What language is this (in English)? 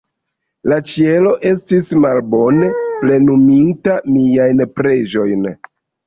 Esperanto